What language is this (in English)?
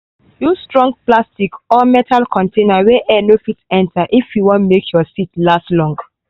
Nigerian Pidgin